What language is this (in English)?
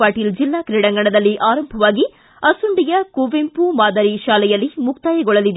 Kannada